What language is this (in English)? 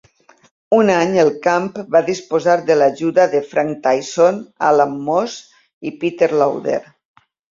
Catalan